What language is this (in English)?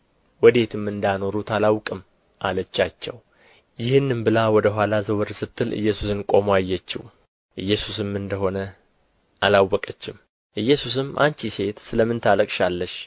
Amharic